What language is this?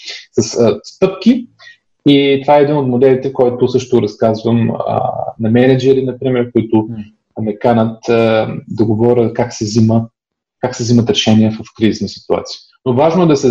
Bulgarian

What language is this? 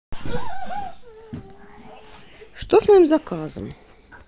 Russian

